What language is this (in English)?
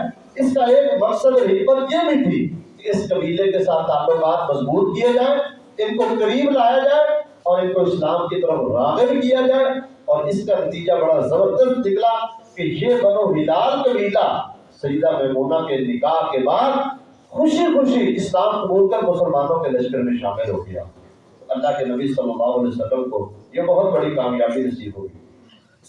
Urdu